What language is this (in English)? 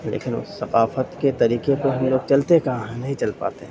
Urdu